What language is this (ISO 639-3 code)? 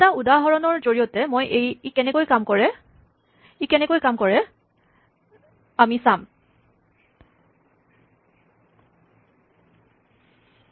asm